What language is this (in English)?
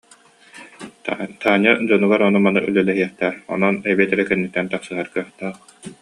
Yakut